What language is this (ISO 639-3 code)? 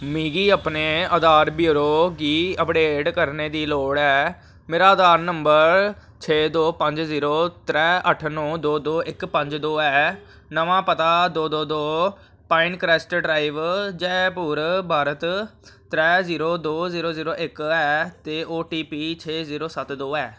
doi